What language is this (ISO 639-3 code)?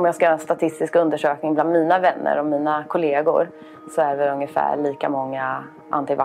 swe